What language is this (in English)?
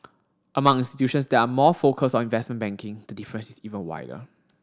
English